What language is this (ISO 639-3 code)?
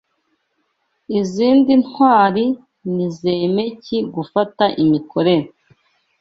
kin